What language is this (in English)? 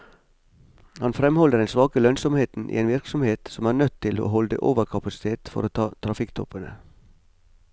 Norwegian